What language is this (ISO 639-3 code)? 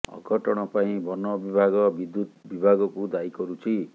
ori